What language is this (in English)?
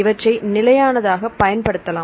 Tamil